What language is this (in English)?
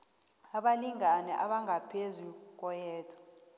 South Ndebele